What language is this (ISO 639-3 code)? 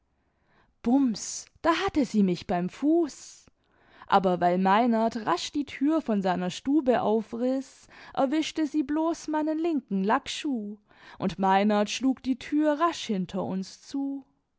deu